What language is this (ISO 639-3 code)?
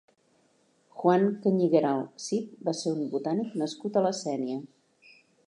cat